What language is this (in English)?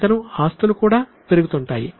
Telugu